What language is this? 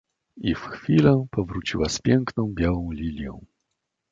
Polish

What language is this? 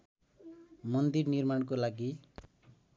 Nepali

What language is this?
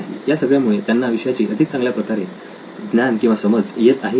Marathi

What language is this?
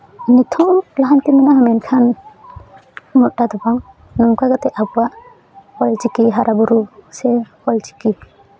Santali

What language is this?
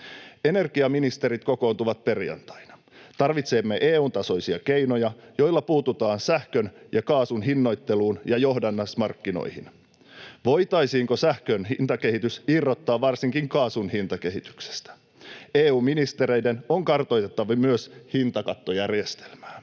Finnish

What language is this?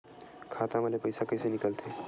Chhattisgarhi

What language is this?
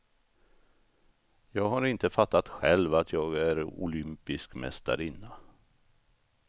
Swedish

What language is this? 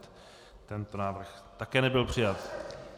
Czech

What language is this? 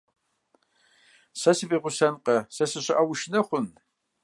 Kabardian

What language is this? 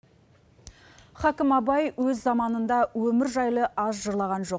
Kazakh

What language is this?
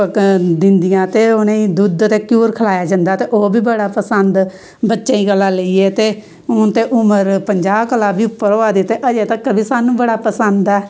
Dogri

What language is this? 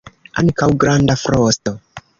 Esperanto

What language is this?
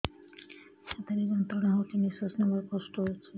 Odia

